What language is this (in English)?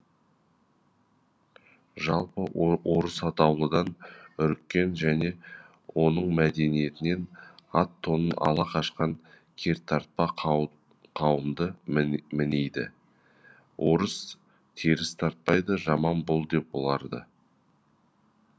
Kazakh